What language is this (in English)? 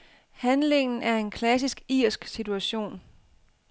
Danish